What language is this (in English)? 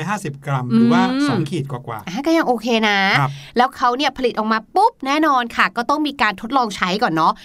Thai